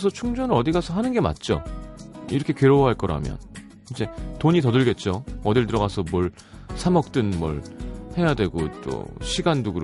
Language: Korean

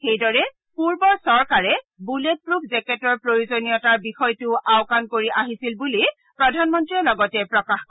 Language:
Assamese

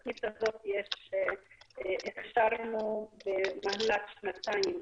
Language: Hebrew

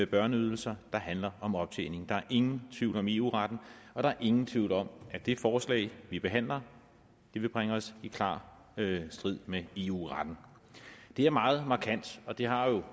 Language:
Danish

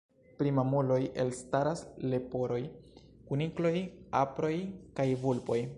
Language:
Esperanto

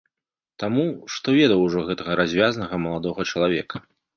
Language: Belarusian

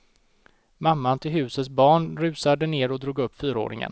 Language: Swedish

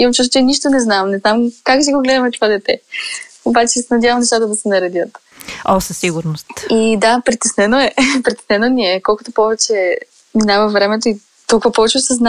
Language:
Bulgarian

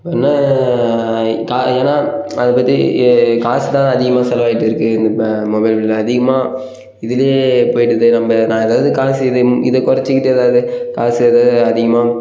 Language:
Tamil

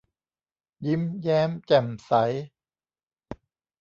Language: Thai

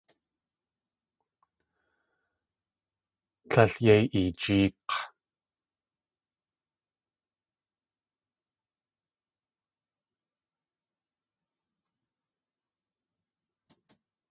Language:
Tlingit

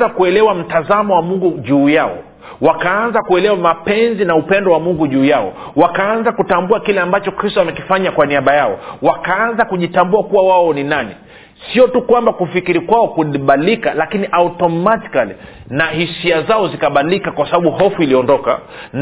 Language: Swahili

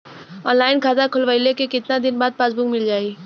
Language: Bhojpuri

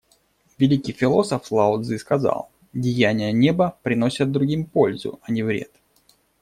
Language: Russian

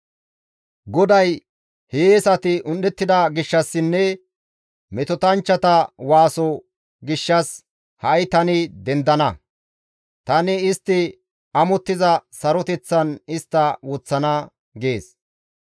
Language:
Gamo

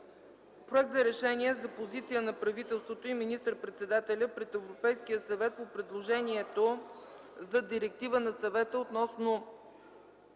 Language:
Bulgarian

